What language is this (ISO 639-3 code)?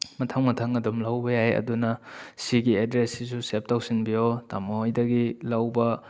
mni